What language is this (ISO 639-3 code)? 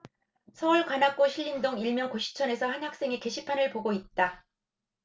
kor